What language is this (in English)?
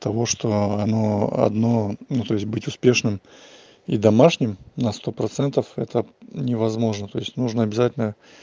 Russian